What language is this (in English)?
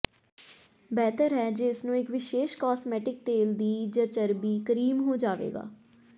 Punjabi